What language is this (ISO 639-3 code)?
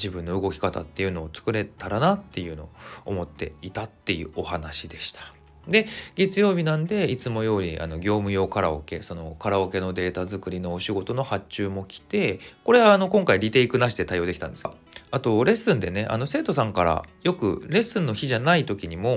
jpn